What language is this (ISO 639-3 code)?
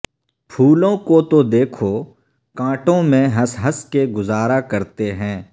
urd